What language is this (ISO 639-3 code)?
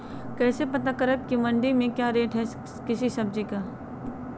mag